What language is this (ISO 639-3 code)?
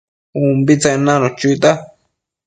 mcf